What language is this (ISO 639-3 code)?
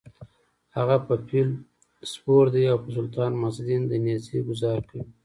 pus